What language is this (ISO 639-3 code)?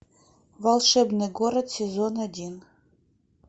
rus